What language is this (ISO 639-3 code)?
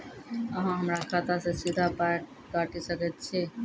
mai